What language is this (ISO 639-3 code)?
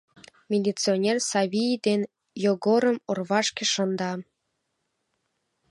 chm